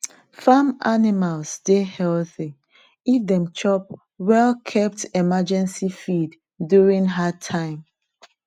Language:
Nigerian Pidgin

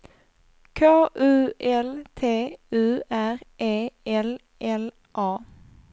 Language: Swedish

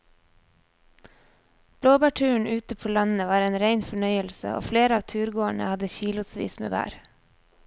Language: Norwegian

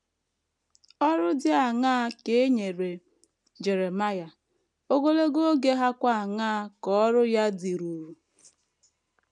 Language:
Igbo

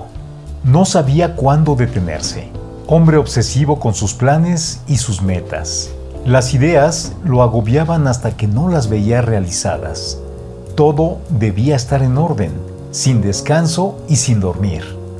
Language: Spanish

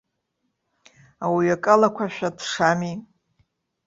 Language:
Abkhazian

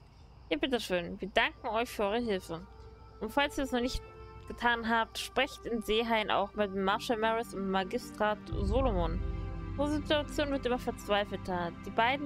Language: German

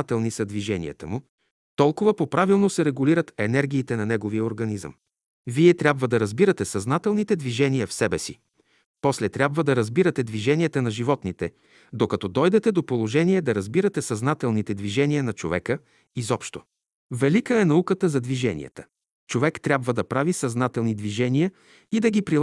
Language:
Bulgarian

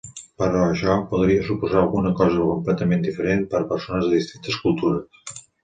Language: Catalan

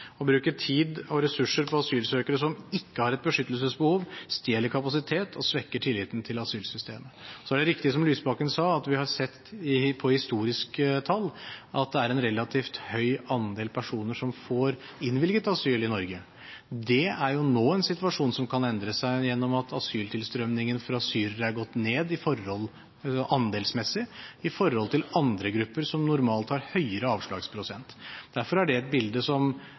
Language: Norwegian Bokmål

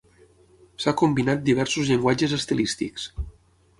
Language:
Catalan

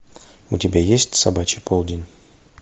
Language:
Russian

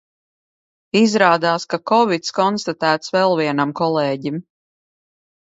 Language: Latvian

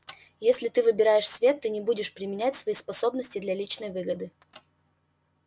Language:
Russian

